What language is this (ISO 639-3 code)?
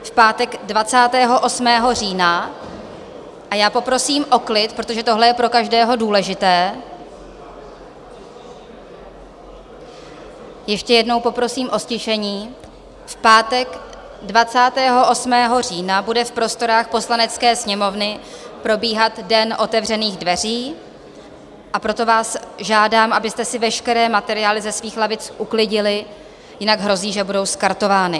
ces